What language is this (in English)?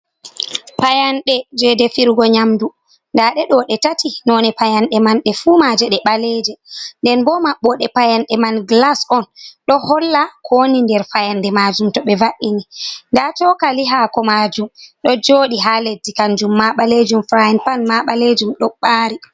Fula